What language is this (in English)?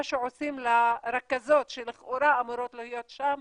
Hebrew